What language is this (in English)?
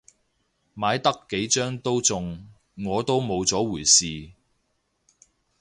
Cantonese